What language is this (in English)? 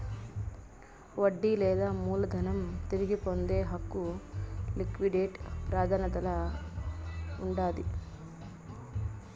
Telugu